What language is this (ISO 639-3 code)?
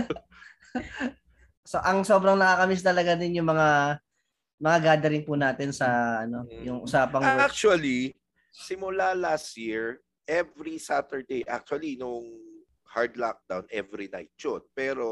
fil